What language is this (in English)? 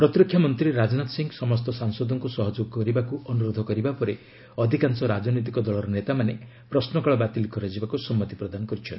Odia